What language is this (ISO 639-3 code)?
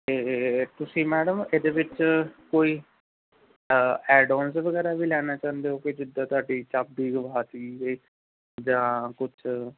pan